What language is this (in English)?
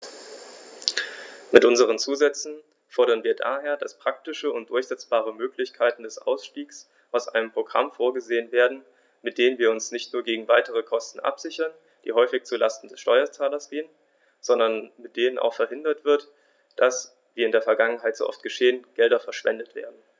German